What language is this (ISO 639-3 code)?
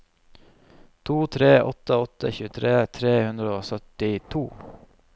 nor